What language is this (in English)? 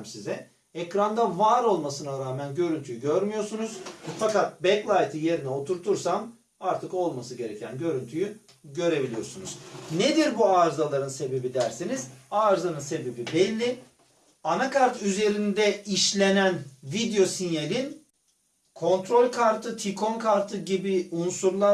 Turkish